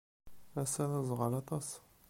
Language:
Kabyle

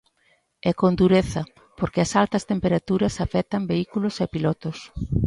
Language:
Galician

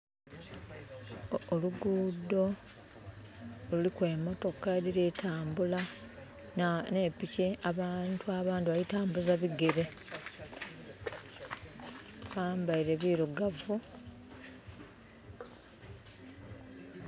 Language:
Soga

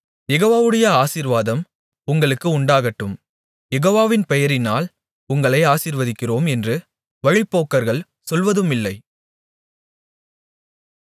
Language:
Tamil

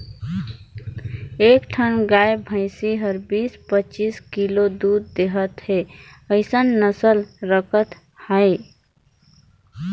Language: Chhattisgarhi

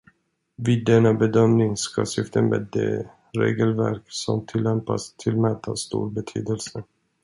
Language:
Swedish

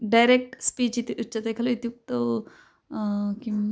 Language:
Sanskrit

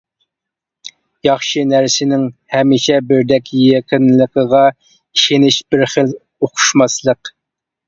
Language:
Uyghur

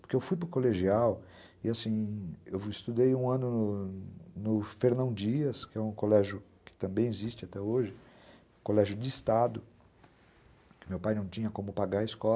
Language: Portuguese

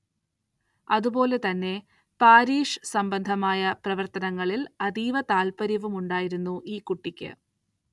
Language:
Malayalam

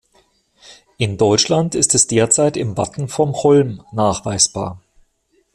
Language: German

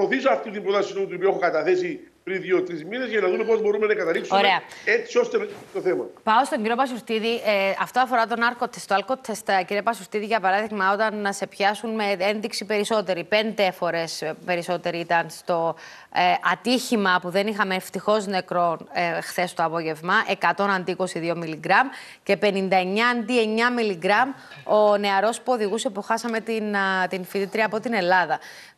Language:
Greek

